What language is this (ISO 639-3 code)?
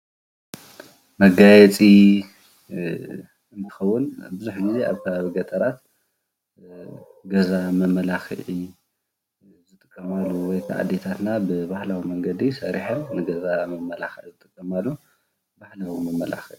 tir